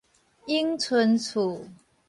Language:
Min Nan Chinese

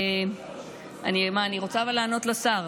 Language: Hebrew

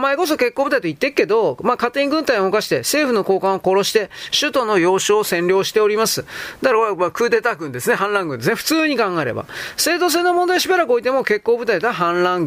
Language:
Japanese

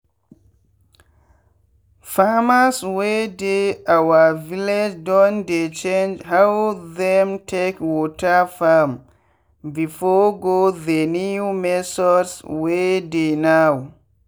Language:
Nigerian Pidgin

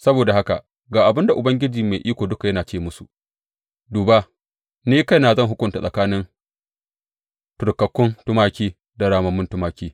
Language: Hausa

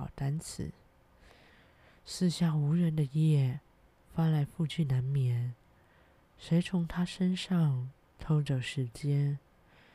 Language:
Chinese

